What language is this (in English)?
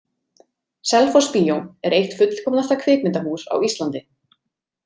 Icelandic